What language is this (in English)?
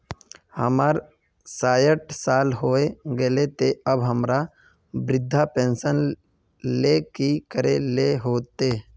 Magahi